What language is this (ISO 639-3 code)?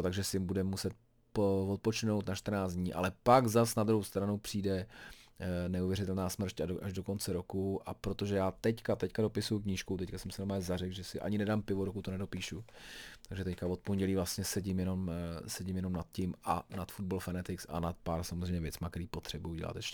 ces